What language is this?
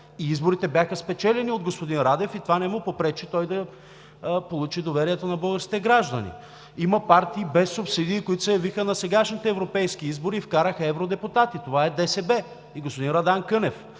Bulgarian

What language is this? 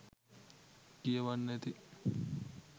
Sinhala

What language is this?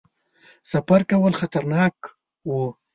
Pashto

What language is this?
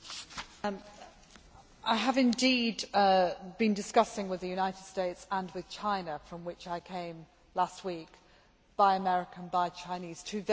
English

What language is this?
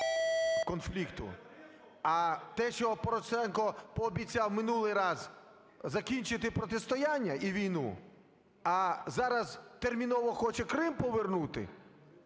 Ukrainian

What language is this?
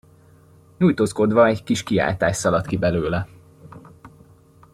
Hungarian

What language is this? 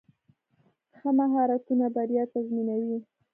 Pashto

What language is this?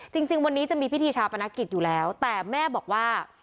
Thai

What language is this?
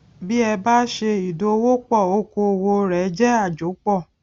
Yoruba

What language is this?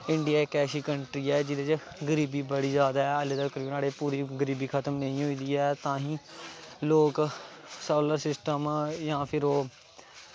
Dogri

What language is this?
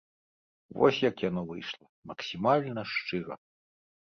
Belarusian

